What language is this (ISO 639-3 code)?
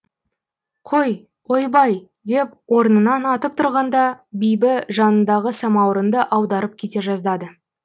kaz